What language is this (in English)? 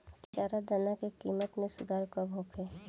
Bhojpuri